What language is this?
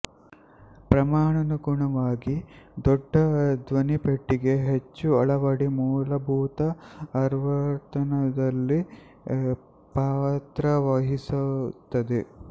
Kannada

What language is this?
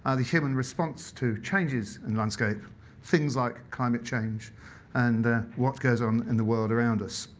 English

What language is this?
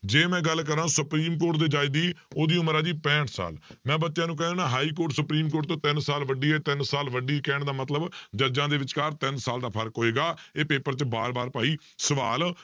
Punjabi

